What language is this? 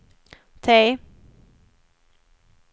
Swedish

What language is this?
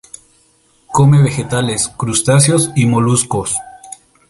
Spanish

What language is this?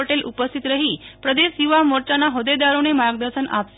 Gujarati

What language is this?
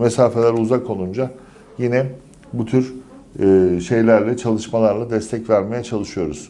Turkish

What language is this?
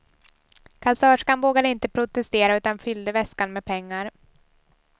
Swedish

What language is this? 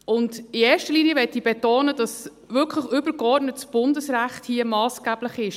Swiss German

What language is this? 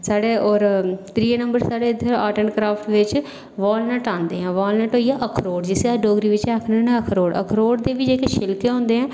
Dogri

